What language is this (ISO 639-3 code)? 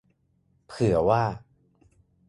tha